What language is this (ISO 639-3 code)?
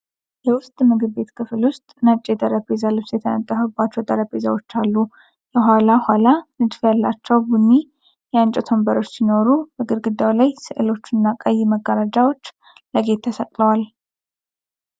amh